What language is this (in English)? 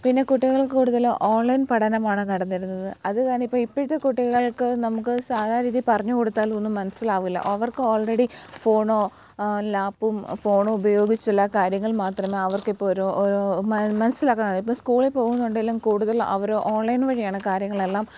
Malayalam